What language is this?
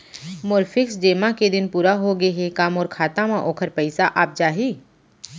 Chhattisgarhi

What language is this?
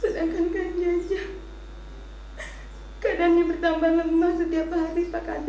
Indonesian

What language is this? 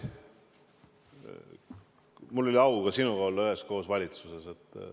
Estonian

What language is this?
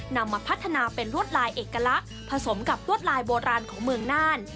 Thai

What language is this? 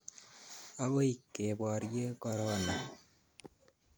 Kalenjin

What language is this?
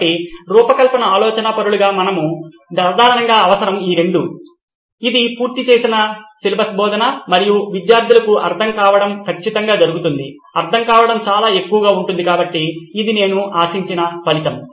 Telugu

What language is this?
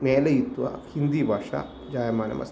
Sanskrit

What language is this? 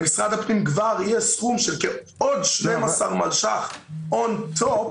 Hebrew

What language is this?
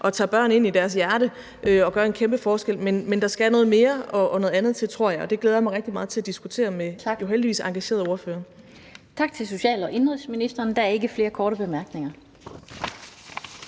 Danish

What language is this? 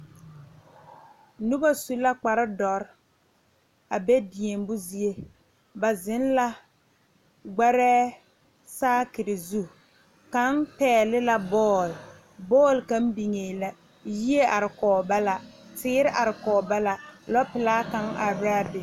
Southern Dagaare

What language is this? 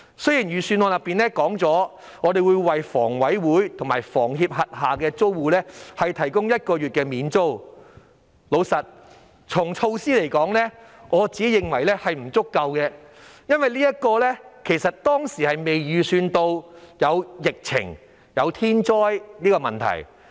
Cantonese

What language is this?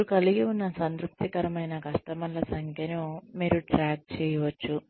Telugu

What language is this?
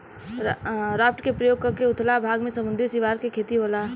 Bhojpuri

